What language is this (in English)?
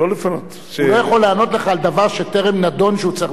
Hebrew